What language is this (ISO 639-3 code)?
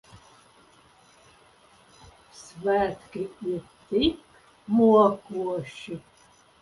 lav